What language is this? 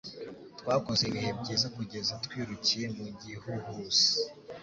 Kinyarwanda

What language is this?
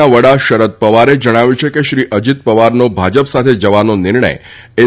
Gujarati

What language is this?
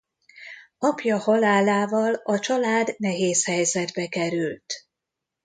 Hungarian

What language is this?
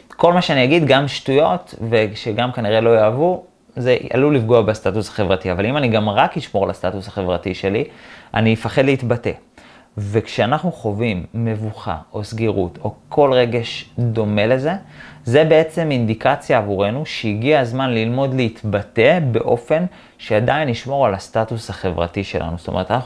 Hebrew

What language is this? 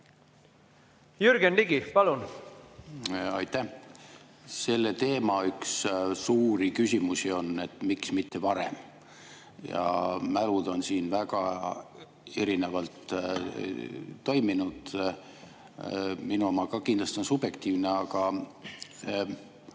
Estonian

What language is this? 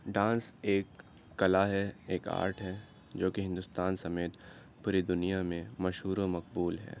Urdu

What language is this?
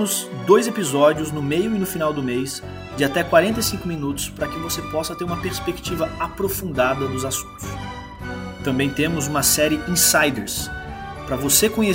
Portuguese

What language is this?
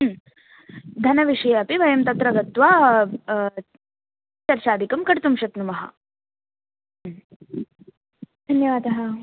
Sanskrit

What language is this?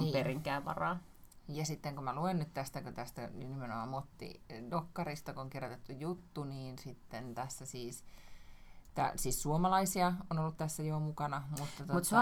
Finnish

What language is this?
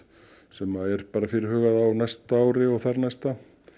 Icelandic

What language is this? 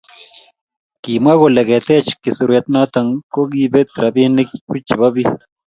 Kalenjin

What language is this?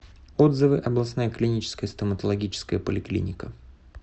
Russian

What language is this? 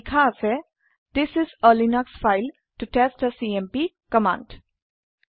Assamese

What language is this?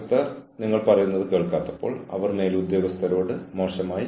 Malayalam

